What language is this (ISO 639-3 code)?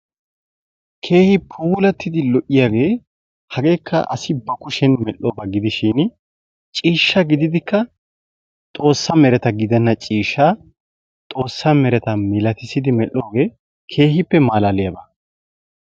wal